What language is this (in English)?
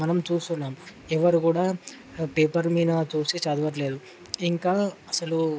Telugu